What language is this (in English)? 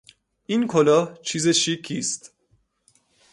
Persian